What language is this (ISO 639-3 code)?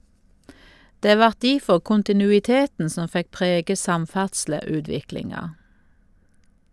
nor